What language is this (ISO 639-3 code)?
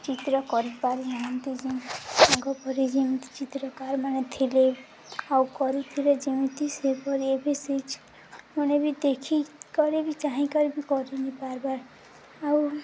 ori